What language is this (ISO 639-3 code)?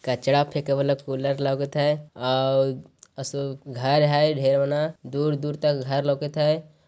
mag